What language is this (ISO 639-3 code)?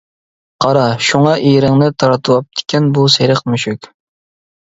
uig